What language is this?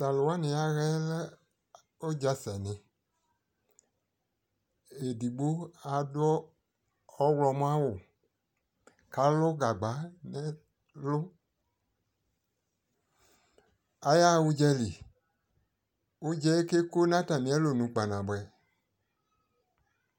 Ikposo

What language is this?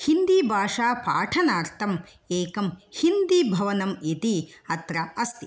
Sanskrit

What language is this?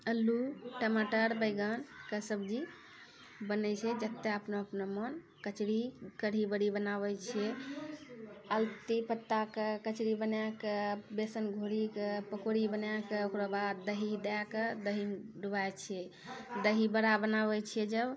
Maithili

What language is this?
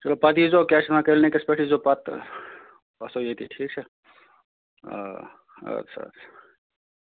Kashmiri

